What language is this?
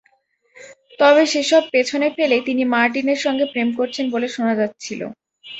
Bangla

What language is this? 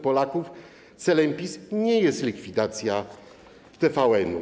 Polish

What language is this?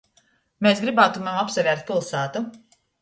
Latgalian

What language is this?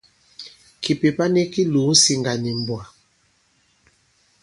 Bankon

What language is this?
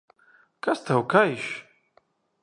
Latvian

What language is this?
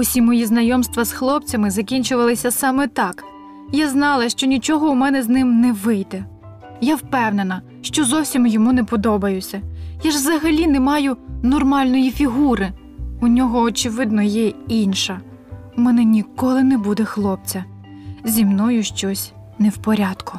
Ukrainian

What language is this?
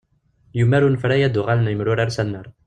Kabyle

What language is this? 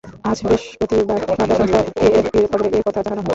Bangla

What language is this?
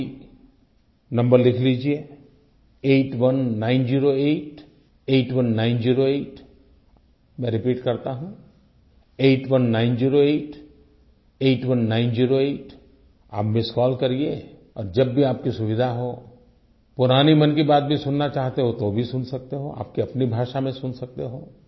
Hindi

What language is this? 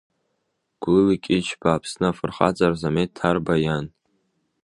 Abkhazian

